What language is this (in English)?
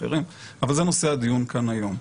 Hebrew